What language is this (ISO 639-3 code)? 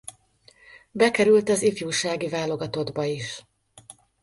hun